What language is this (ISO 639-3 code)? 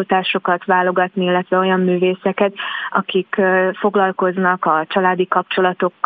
hun